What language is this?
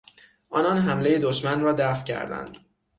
Persian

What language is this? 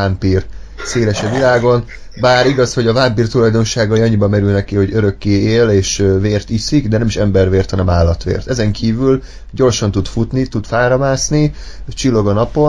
Hungarian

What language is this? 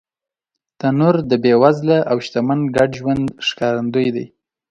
Pashto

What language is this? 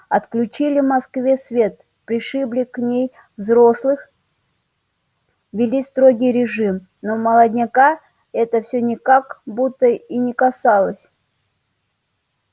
Russian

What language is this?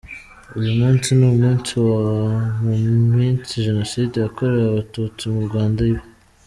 Kinyarwanda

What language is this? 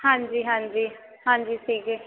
Punjabi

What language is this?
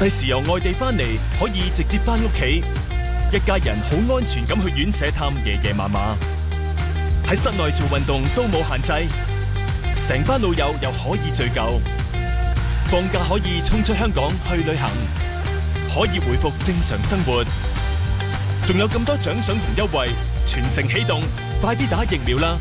Chinese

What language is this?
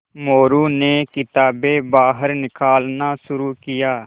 Hindi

